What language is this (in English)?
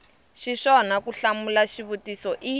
Tsonga